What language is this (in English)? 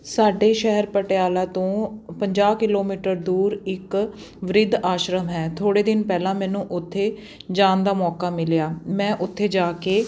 Punjabi